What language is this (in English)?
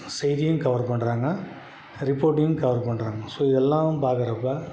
Tamil